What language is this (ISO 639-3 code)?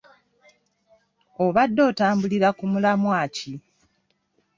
lug